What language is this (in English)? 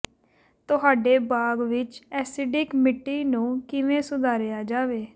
Punjabi